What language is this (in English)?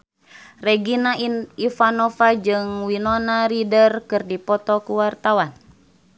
Sundanese